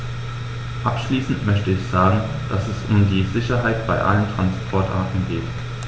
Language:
German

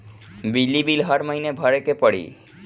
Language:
Bhojpuri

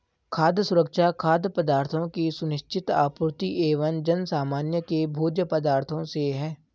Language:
Hindi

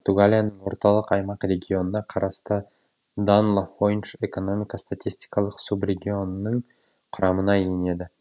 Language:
Kazakh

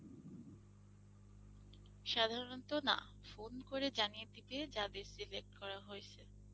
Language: Bangla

